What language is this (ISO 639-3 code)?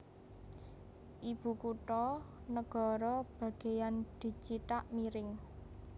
jav